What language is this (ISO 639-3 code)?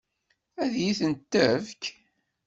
kab